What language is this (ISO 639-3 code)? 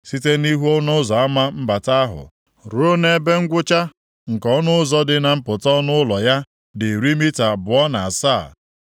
ibo